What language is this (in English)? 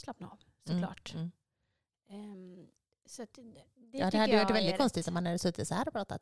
Swedish